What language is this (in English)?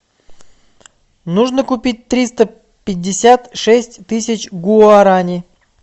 Russian